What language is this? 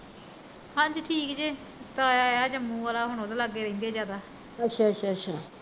Punjabi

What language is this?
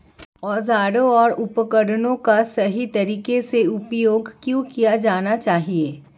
Hindi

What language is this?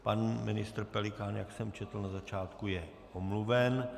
Czech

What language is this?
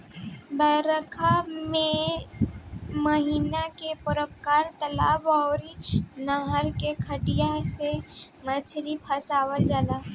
Bhojpuri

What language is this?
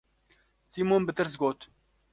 Kurdish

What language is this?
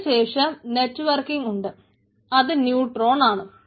Malayalam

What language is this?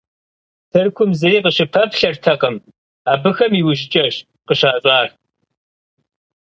Kabardian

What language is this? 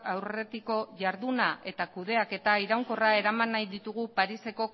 Basque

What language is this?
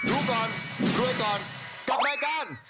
Thai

